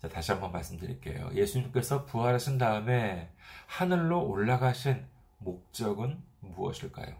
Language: Korean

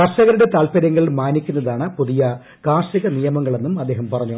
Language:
Malayalam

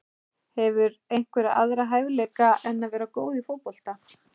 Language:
Icelandic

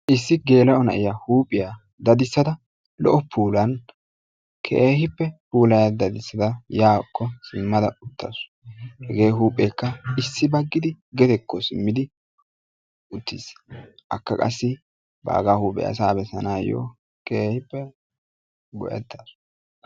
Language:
Wolaytta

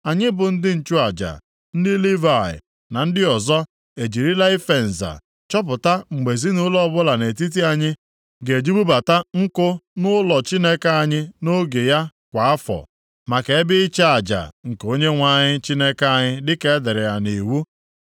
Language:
Igbo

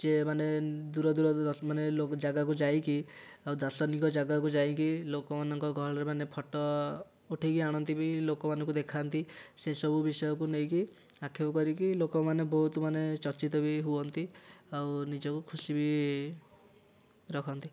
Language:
Odia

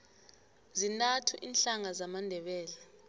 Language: South Ndebele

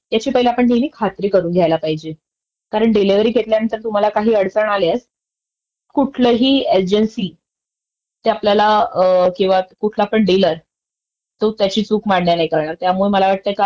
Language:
Marathi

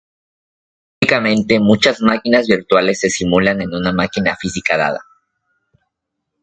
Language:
Spanish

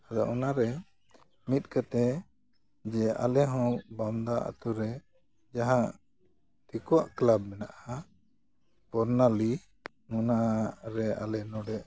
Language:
Santali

